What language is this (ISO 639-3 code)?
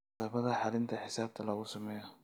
som